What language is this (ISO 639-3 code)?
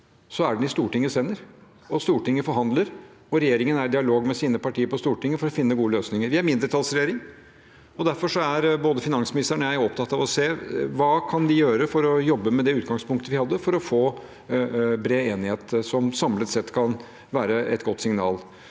nor